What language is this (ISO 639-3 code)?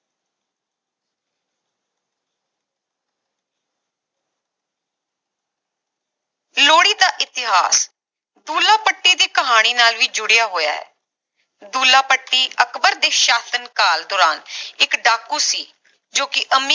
pan